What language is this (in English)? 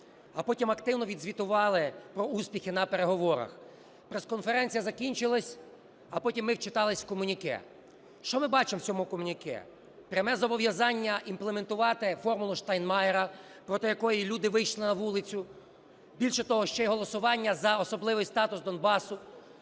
Ukrainian